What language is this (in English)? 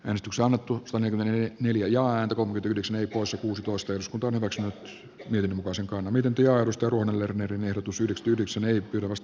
Finnish